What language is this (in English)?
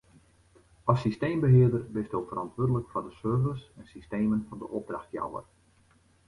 Western Frisian